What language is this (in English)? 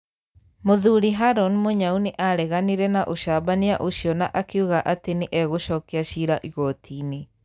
Kikuyu